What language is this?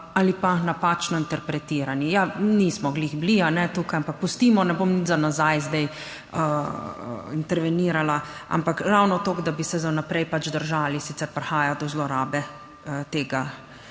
Slovenian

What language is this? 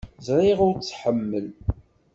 Kabyle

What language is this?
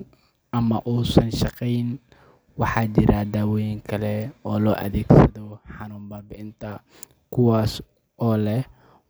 Somali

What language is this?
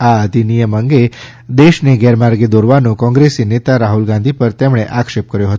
Gujarati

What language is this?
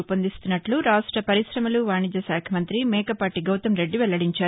Telugu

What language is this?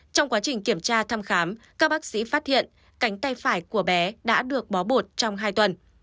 Vietnamese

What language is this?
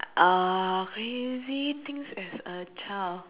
English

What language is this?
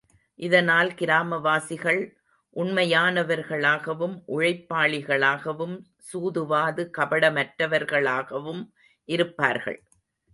Tamil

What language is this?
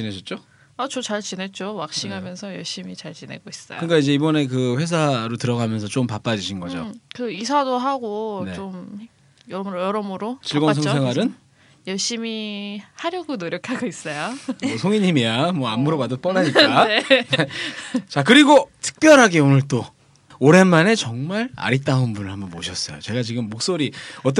Korean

